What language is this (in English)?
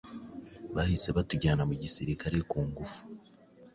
Kinyarwanda